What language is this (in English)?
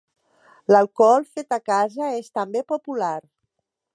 Catalan